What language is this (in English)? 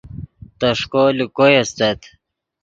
Yidgha